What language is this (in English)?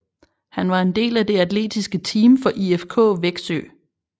Danish